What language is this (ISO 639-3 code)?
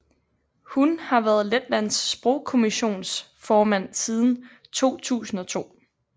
dan